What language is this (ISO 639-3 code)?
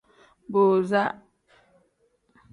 kdh